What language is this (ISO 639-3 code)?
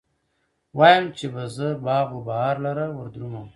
pus